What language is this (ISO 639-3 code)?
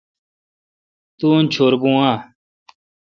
xka